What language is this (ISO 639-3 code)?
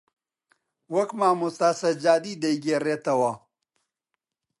ckb